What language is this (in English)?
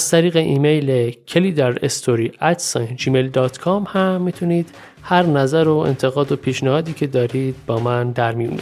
Persian